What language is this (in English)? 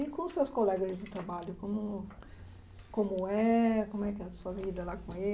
Portuguese